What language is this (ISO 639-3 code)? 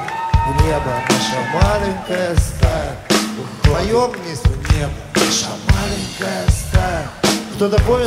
rus